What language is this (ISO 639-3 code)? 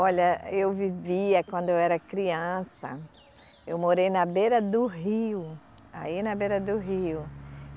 por